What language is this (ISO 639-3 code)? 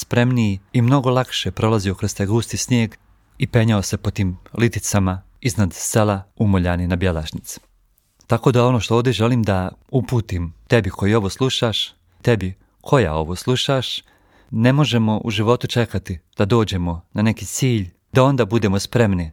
hrv